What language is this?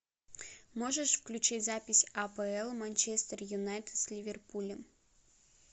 Russian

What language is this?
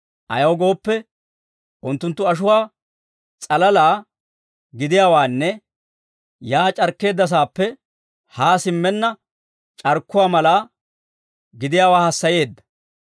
Dawro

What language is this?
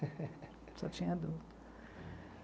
Portuguese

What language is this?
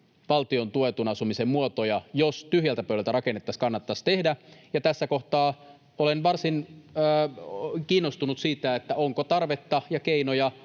Finnish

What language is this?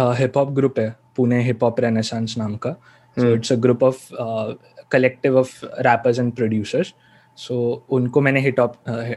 Hindi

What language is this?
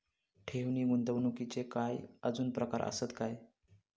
Marathi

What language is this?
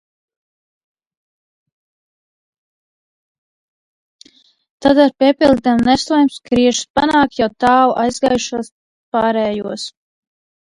Latvian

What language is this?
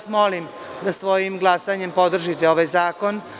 Serbian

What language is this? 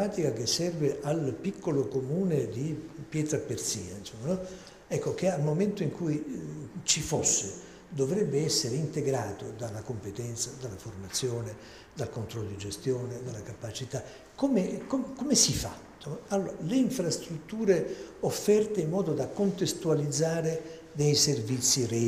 Italian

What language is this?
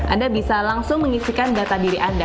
Indonesian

